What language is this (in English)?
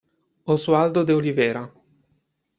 Italian